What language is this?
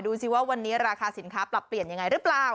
Thai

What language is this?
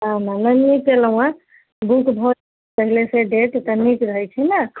Maithili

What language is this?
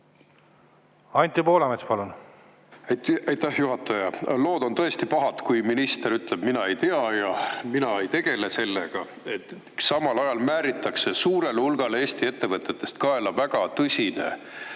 Estonian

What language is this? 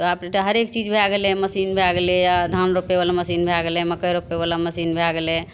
Maithili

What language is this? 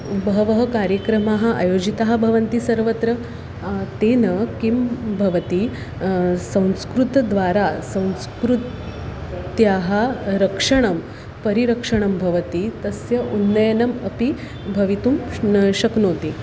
Sanskrit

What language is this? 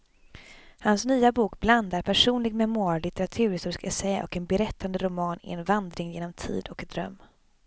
Swedish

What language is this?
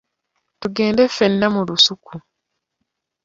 Ganda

